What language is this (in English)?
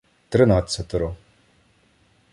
Ukrainian